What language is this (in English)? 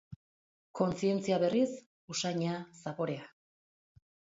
Basque